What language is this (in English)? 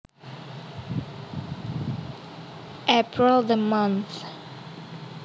Javanese